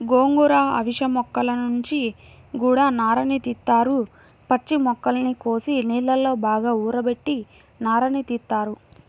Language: Telugu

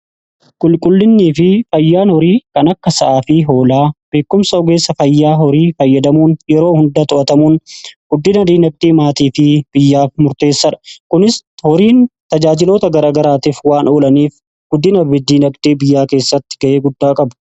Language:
Oromo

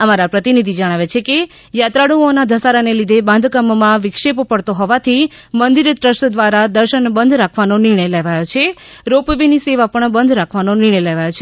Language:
Gujarati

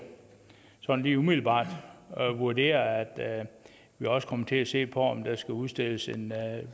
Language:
Danish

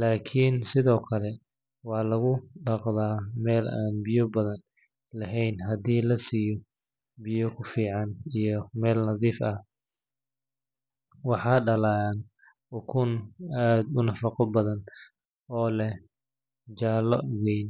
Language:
Somali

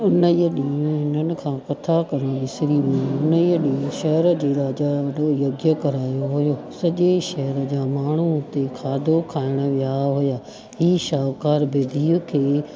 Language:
Sindhi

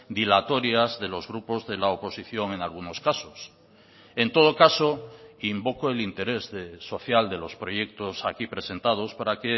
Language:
Spanish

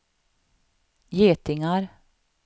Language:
Swedish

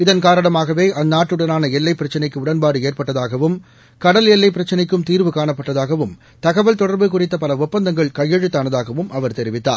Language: Tamil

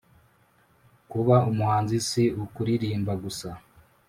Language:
Kinyarwanda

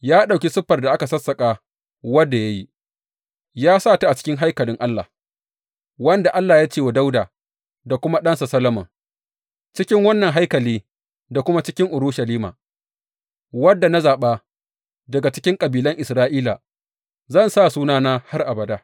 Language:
Hausa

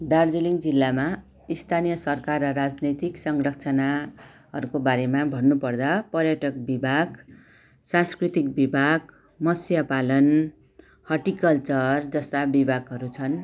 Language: Nepali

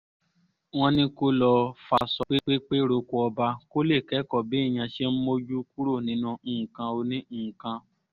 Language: Yoruba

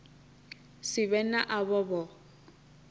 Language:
Venda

